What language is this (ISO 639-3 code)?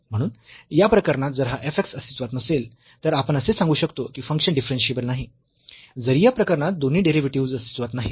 mar